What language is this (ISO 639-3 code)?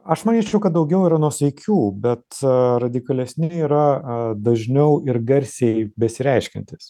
lit